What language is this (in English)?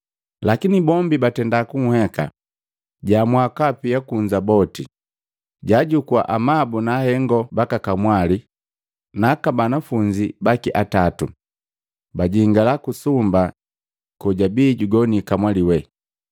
Matengo